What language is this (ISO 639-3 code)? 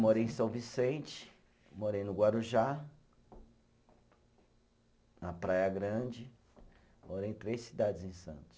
por